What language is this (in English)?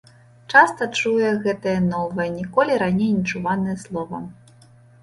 Belarusian